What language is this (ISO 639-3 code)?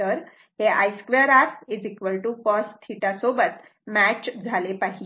mar